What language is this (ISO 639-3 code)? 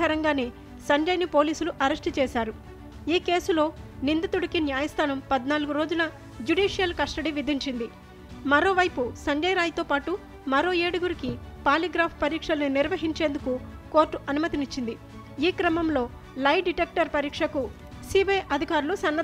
tel